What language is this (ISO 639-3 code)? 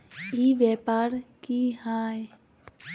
mag